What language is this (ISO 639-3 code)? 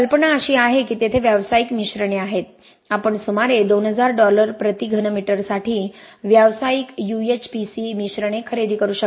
mar